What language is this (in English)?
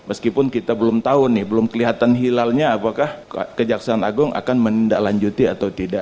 Indonesian